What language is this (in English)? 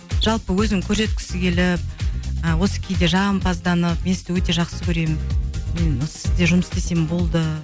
Kazakh